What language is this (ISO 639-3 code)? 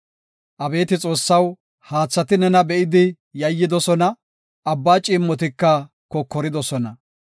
gof